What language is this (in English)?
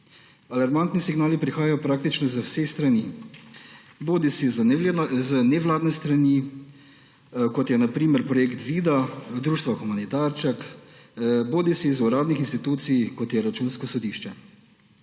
Slovenian